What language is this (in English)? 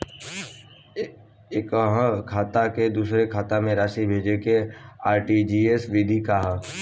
Bhojpuri